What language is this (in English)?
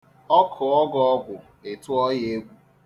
Igbo